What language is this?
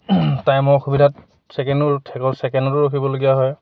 Assamese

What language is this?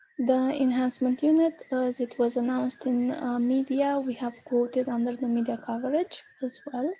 English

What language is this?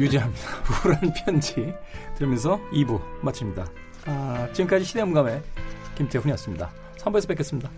Korean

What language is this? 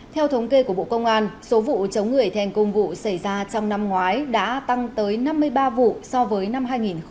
Vietnamese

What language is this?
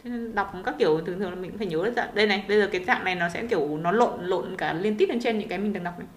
Vietnamese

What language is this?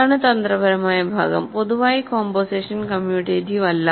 Malayalam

